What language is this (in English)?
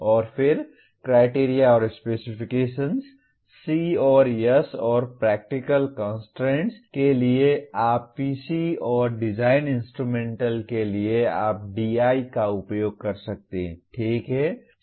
Hindi